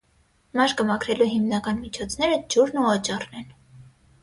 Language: Armenian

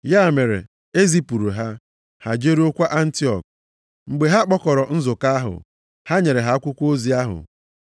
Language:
Igbo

